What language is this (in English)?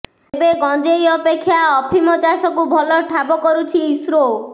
Odia